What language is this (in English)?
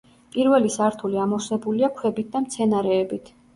Georgian